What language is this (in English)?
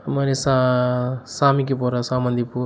Tamil